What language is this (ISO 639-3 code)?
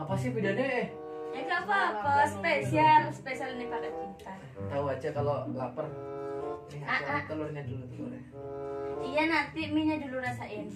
ind